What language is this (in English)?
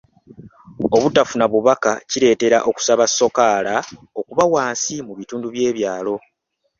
Ganda